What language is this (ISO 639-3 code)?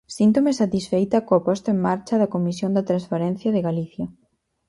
glg